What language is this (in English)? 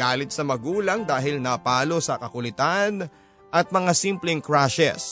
Filipino